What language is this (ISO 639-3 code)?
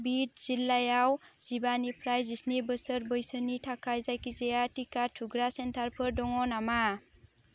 brx